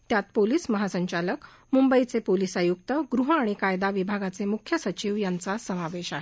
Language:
Marathi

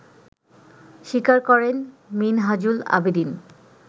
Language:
Bangla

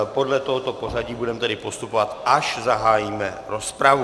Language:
Czech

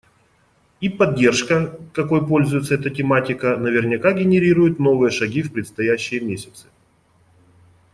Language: Russian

